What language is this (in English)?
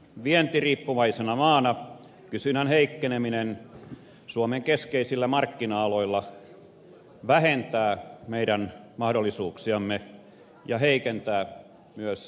Finnish